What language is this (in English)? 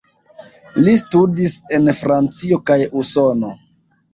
Esperanto